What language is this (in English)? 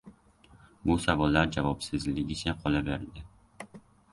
Uzbek